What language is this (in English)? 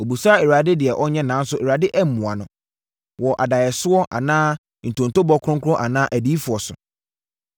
Akan